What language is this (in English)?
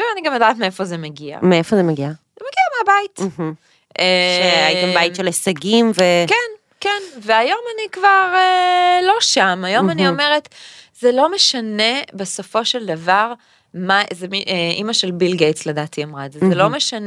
Hebrew